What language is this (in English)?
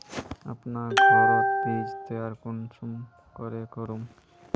Magahi